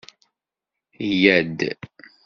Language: Kabyle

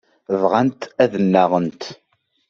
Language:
Kabyle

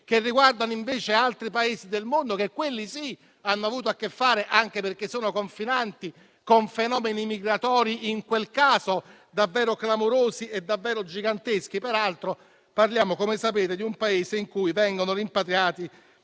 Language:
Italian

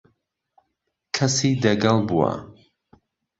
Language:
Central Kurdish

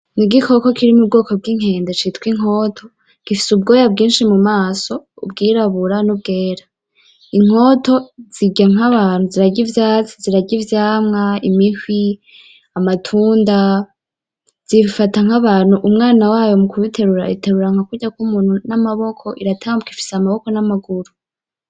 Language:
Rundi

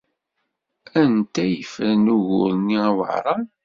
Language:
Kabyle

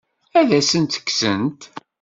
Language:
Kabyle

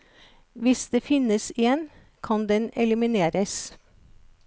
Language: Norwegian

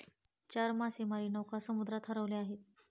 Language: Marathi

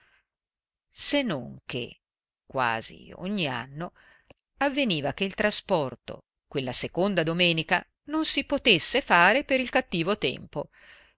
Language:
Italian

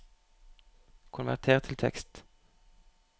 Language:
Norwegian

